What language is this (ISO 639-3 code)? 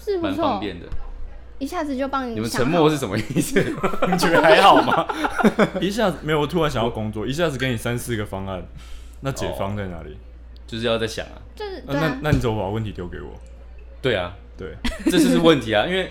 zho